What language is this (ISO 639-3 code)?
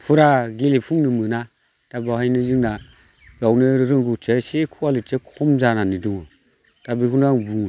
brx